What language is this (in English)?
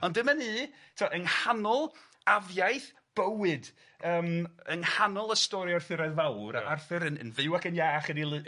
Welsh